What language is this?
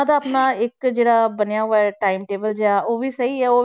Punjabi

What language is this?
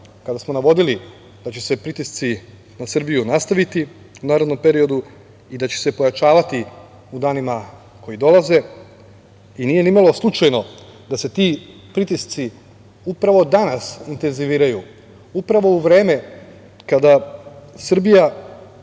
Serbian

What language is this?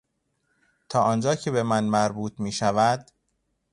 Persian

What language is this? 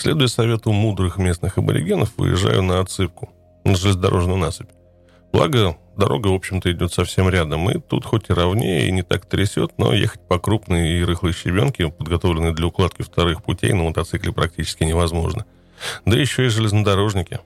Russian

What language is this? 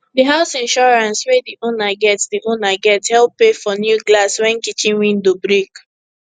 Nigerian Pidgin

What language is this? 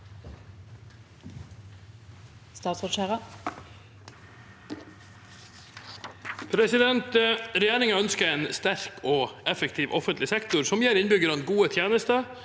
Norwegian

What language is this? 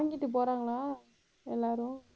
Tamil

